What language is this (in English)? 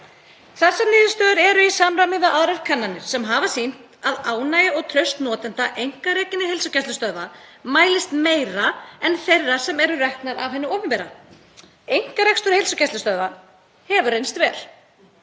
Icelandic